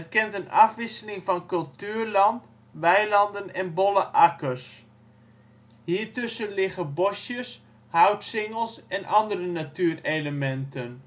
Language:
Dutch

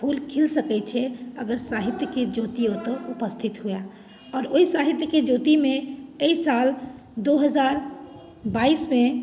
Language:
Maithili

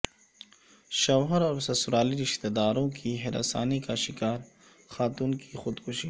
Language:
Urdu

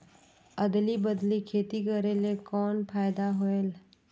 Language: Chhattisgarhi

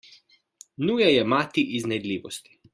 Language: Slovenian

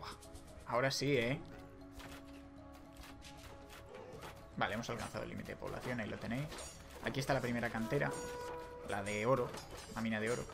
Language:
Spanish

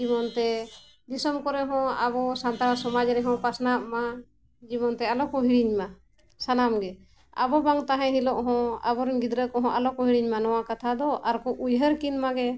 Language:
Santali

